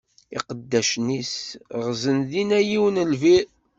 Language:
Kabyle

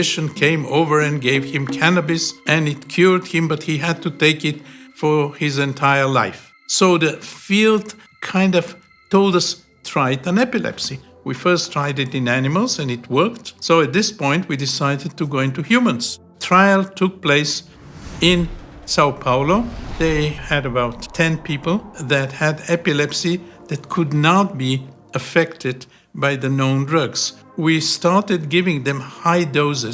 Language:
English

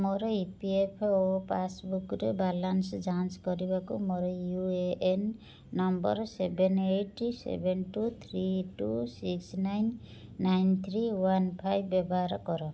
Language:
Odia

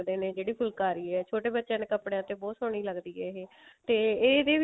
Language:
Punjabi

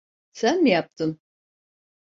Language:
Turkish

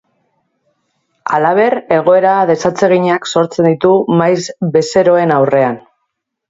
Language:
Basque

